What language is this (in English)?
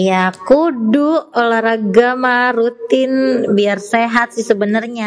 Betawi